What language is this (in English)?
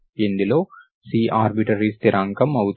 Telugu